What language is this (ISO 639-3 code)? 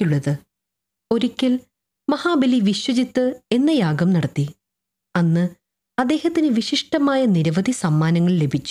mal